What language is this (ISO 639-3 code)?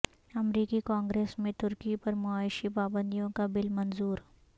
urd